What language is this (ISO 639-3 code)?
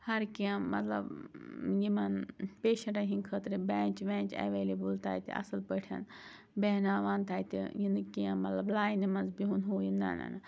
kas